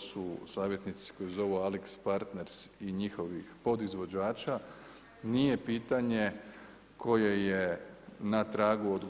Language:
Croatian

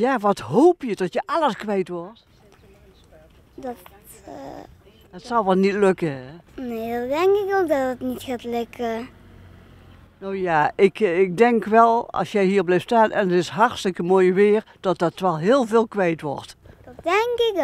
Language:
Dutch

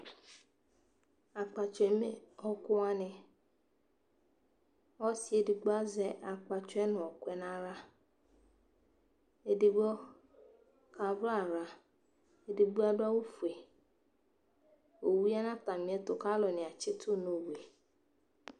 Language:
Ikposo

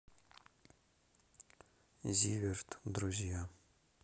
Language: Russian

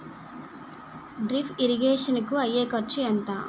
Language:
Telugu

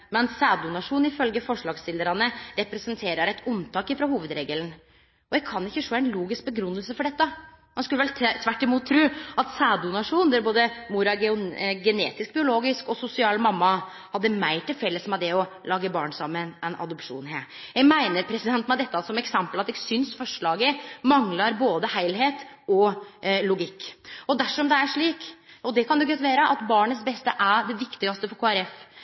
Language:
Norwegian Nynorsk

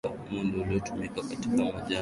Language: Swahili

